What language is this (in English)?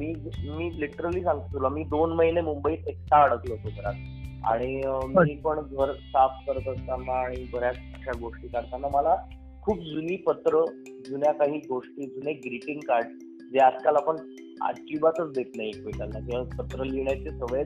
Marathi